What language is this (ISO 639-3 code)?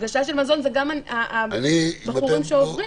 heb